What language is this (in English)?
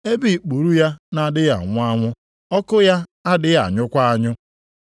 Igbo